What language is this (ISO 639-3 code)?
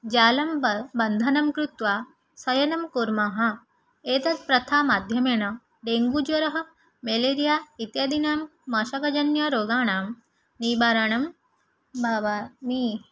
san